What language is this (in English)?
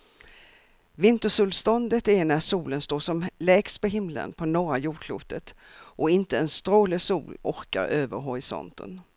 Swedish